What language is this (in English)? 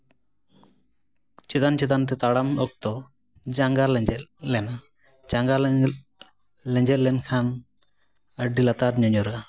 Santali